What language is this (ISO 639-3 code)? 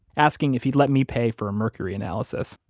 eng